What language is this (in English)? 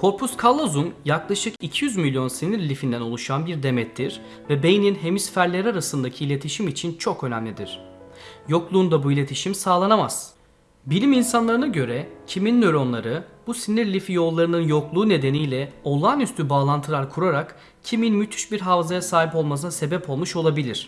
Turkish